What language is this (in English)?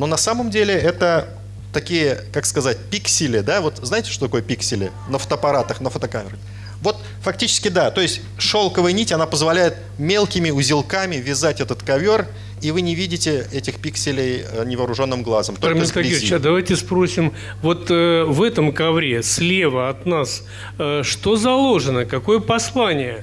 Russian